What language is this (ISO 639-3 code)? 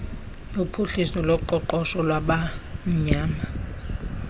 xho